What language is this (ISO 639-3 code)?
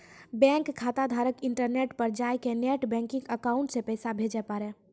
mai